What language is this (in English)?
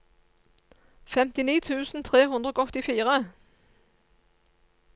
Norwegian